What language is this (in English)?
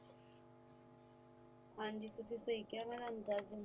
Punjabi